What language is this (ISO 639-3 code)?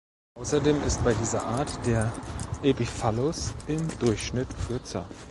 deu